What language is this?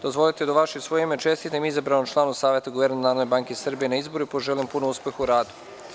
Serbian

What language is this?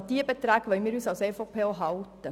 Swiss German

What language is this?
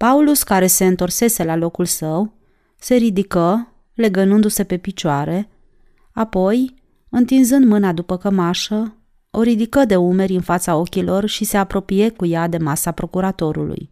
Romanian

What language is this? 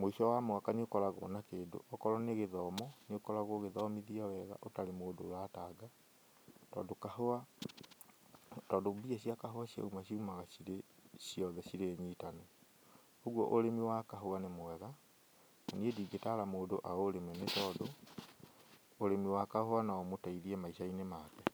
Kikuyu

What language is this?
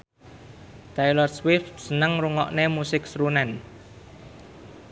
Javanese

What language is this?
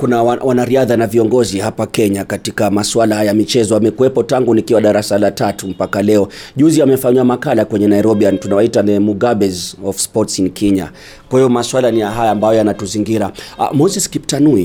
Swahili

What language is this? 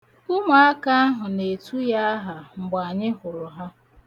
Igbo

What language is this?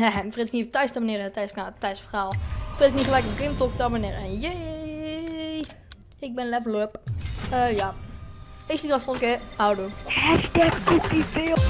Dutch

